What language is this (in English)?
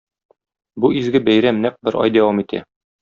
Tatar